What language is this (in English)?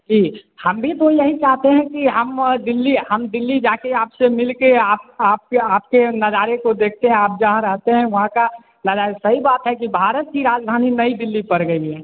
Hindi